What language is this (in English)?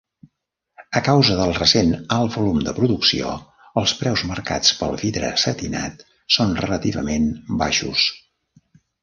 Catalan